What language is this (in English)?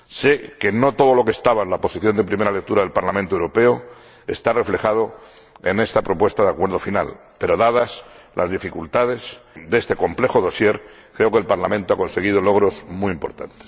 Spanish